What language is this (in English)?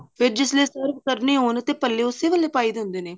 Punjabi